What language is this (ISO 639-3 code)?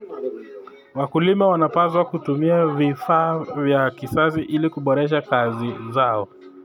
kln